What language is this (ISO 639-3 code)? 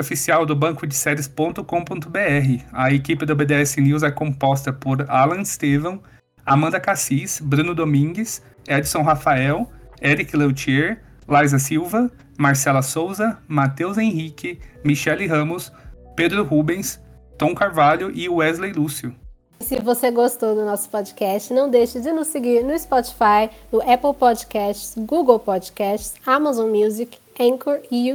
por